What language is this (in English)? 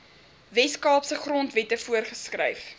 Afrikaans